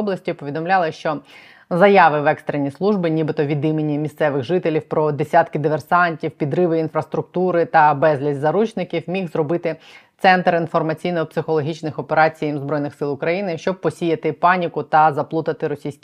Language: Ukrainian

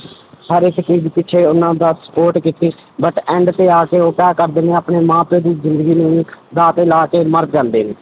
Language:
Punjabi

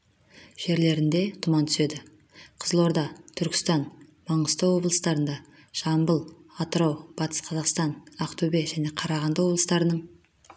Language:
Kazakh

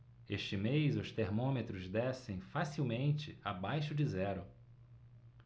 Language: Portuguese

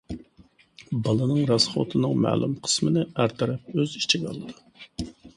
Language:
Uyghur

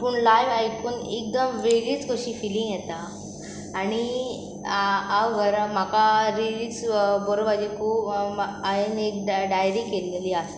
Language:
Konkani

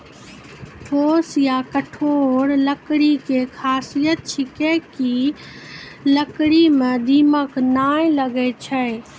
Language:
Maithili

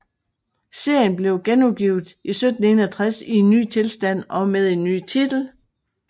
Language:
Danish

